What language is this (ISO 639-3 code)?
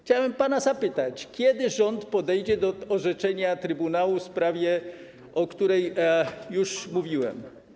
pol